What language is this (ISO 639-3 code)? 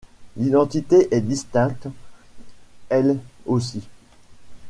fra